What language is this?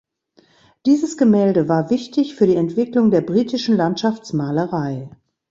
German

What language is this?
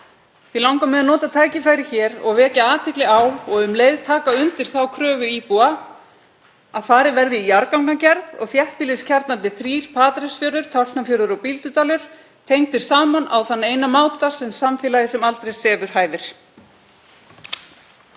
Icelandic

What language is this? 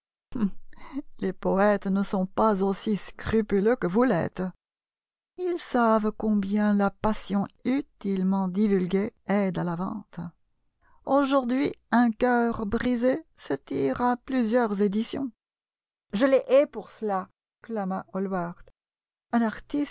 French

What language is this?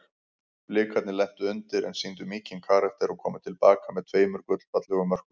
Icelandic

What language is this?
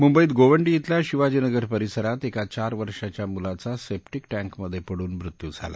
Marathi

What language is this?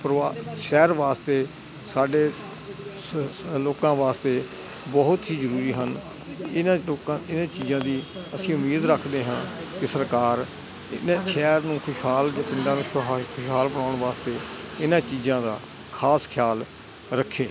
Punjabi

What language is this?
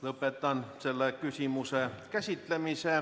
Estonian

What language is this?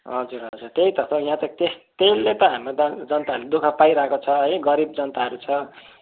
Nepali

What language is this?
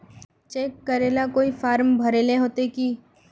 Magahi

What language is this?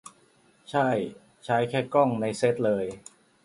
Thai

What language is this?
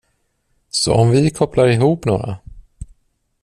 Swedish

